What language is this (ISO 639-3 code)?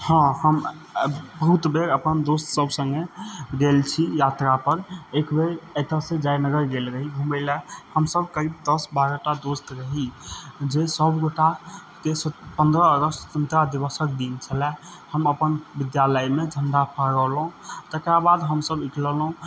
mai